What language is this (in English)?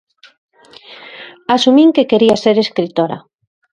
Galician